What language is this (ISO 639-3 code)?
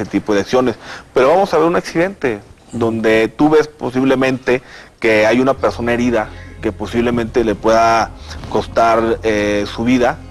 spa